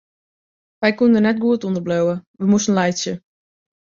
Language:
Western Frisian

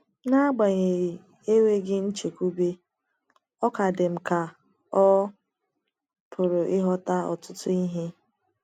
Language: Igbo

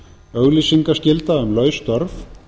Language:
Icelandic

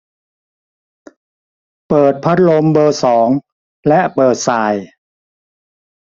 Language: Thai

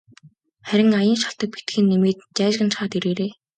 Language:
Mongolian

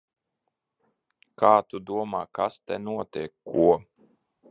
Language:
Latvian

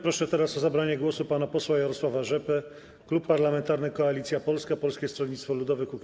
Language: Polish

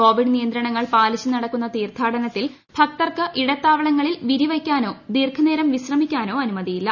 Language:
Malayalam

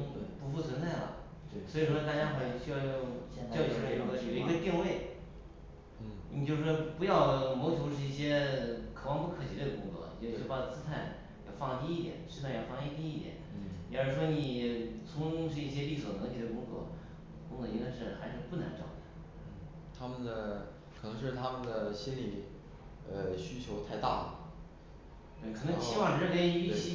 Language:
Chinese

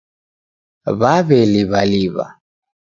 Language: Taita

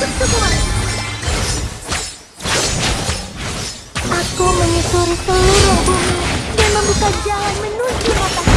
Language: Indonesian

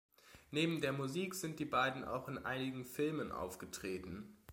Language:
German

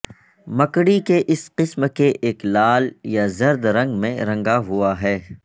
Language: Urdu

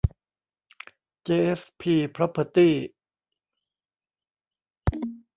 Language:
Thai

